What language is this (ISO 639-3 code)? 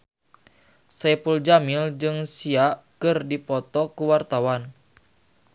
sun